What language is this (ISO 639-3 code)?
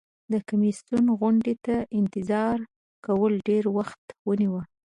pus